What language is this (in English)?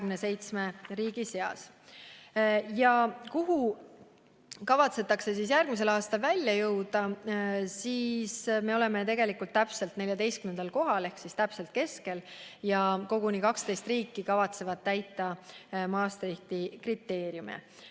Estonian